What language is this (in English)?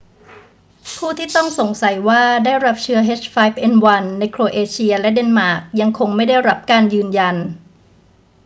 Thai